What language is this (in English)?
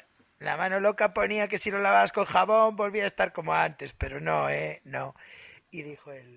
Spanish